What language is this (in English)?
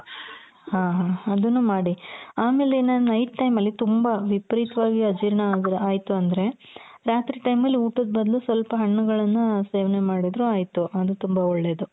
Kannada